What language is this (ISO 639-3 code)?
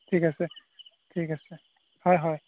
asm